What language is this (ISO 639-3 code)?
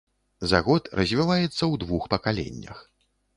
bel